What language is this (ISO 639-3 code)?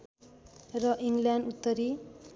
nep